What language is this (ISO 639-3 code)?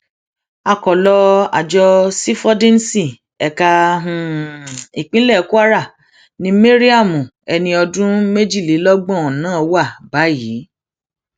yor